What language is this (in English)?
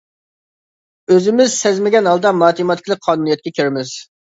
Uyghur